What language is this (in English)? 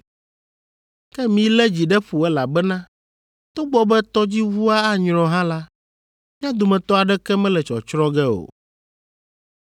Ewe